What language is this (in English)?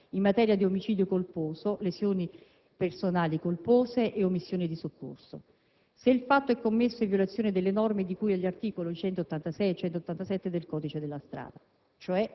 Italian